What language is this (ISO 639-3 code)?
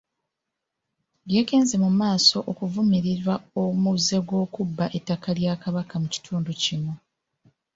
lug